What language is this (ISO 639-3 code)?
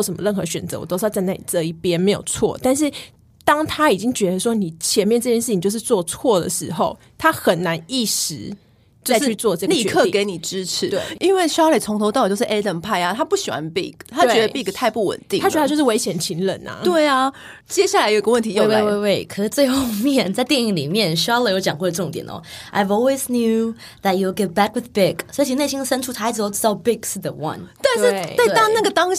zho